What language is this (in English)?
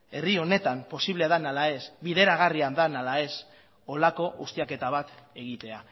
Basque